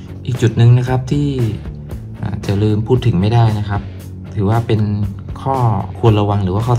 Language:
Thai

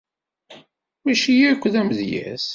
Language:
Kabyle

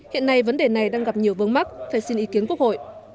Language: Vietnamese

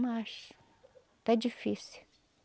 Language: Portuguese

